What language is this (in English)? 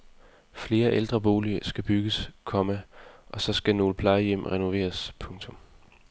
Danish